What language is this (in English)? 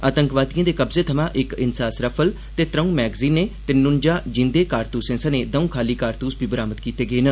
Dogri